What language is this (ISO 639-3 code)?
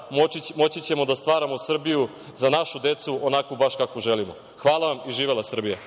srp